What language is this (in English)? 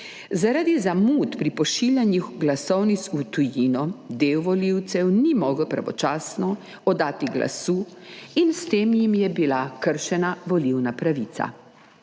Slovenian